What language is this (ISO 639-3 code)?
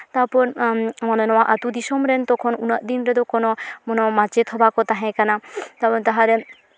sat